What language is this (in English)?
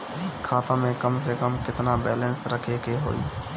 Bhojpuri